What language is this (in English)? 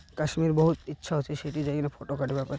Odia